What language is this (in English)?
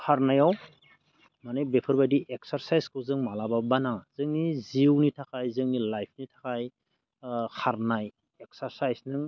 Bodo